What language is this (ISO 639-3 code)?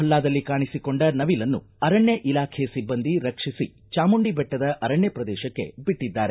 kan